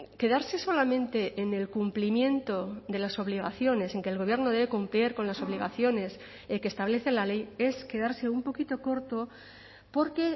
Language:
Spanish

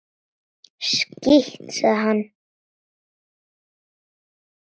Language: Icelandic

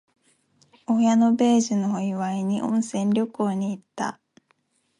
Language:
Japanese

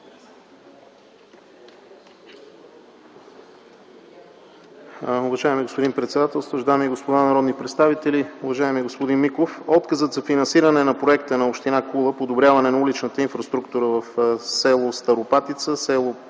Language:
Bulgarian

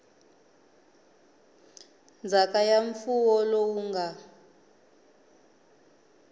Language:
Tsonga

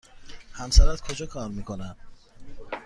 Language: Persian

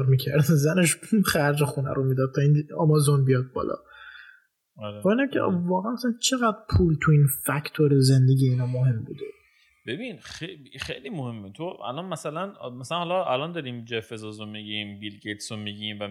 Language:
Persian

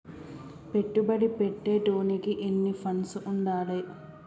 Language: Telugu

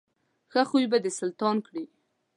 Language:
Pashto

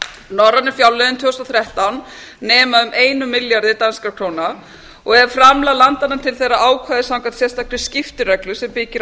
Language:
Icelandic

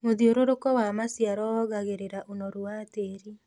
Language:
Kikuyu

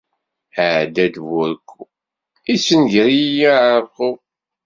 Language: Kabyle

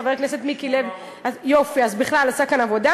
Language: Hebrew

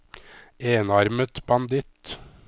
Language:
Norwegian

